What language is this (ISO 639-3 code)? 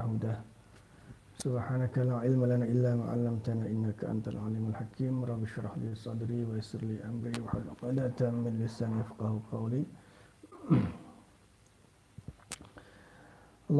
ind